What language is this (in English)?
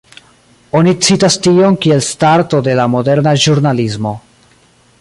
Esperanto